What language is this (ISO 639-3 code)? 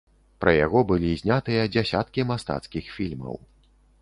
bel